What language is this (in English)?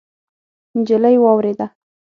Pashto